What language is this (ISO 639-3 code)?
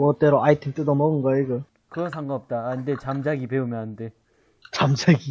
kor